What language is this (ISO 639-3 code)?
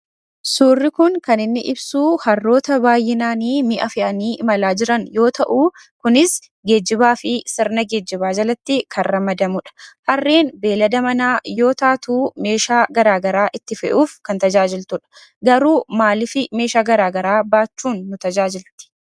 orm